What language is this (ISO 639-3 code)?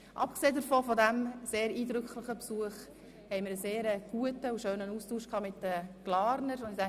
gsw